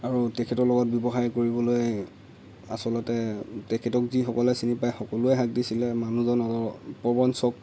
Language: Assamese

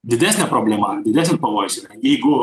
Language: Lithuanian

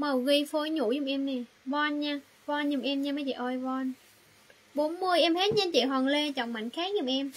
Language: Vietnamese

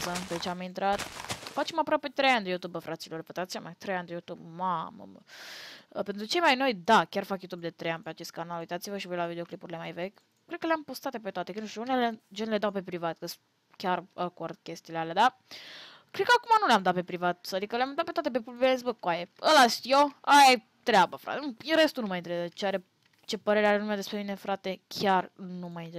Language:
Romanian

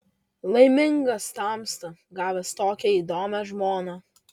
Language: Lithuanian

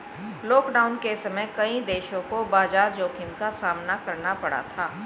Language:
Hindi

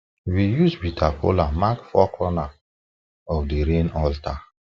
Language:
Nigerian Pidgin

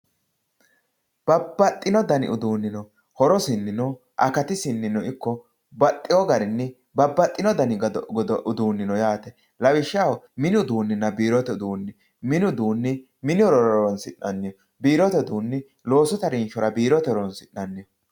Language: Sidamo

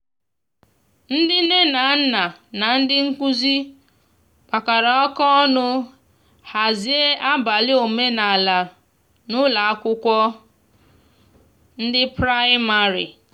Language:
Igbo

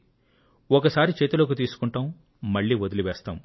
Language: Telugu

